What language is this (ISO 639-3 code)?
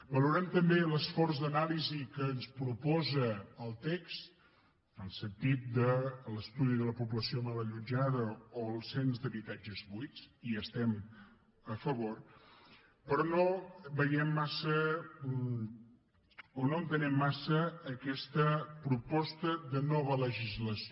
cat